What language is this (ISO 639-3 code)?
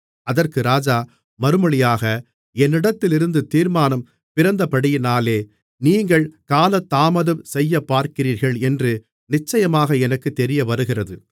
tam